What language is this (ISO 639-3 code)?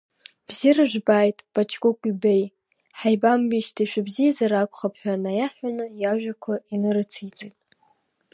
abk